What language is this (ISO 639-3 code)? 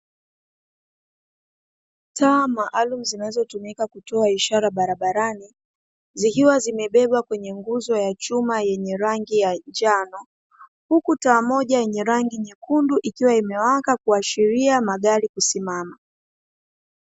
swa